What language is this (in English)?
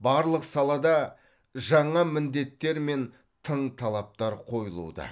Kazakh